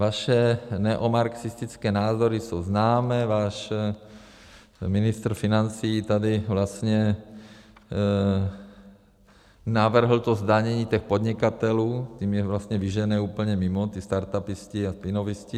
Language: Czech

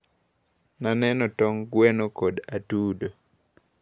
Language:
Luo (Kenya and Tanzania)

